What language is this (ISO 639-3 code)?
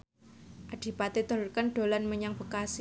jav